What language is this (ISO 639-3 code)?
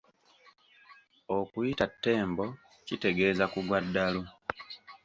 lug